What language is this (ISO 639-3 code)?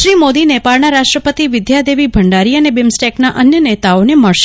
guj